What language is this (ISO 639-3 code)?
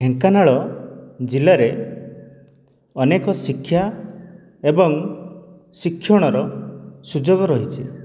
ori